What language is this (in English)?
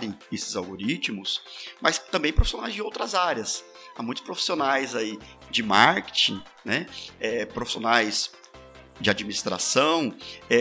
Portuguese